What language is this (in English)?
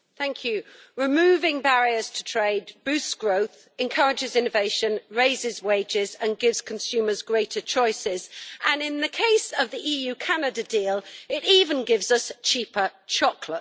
English